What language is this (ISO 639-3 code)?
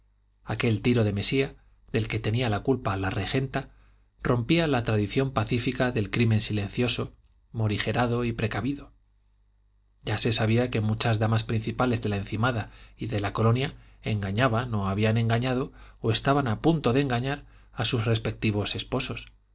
spa